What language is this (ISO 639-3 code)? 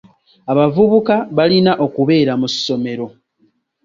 lug